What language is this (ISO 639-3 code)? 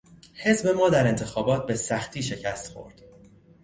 fas